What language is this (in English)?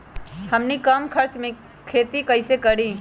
Magahi